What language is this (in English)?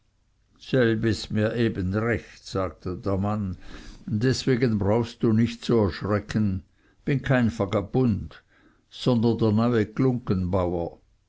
German